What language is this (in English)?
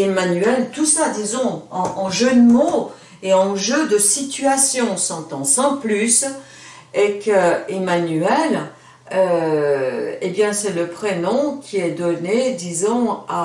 French